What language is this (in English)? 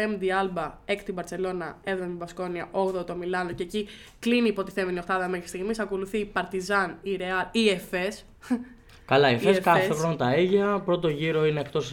Greek